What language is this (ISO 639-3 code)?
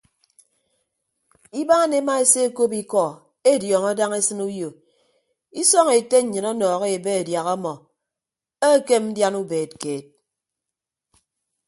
ibb